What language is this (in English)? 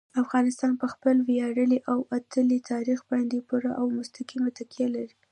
Pashto